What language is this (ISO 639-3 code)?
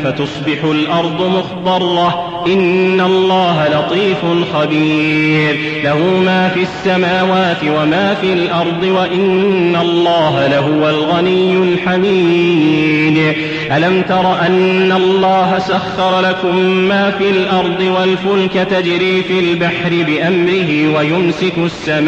ara